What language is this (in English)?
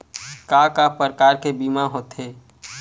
Chhattisgarhi